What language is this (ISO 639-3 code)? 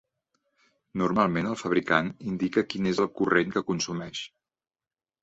cat